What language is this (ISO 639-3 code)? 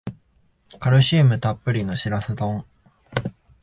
jpn